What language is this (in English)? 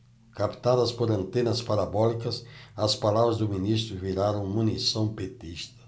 Portuguese